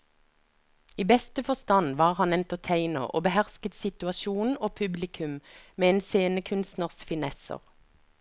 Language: Norwegian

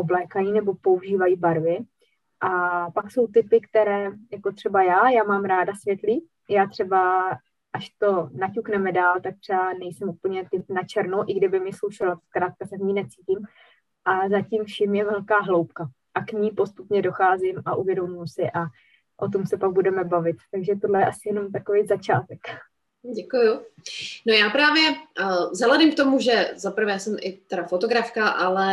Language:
Czech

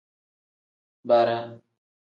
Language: Tem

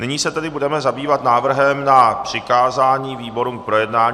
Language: Czech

